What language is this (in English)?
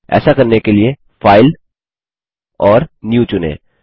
Hindi